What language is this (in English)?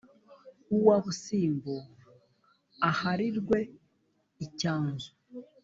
Kinyarwanda